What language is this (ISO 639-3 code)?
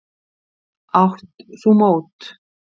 isl